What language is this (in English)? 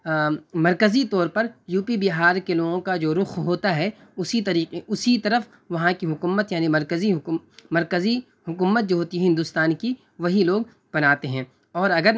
Urdu